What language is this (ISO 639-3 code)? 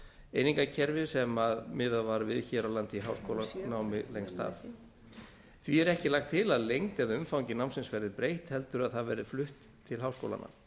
isl